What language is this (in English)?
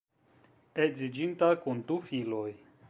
Esperanto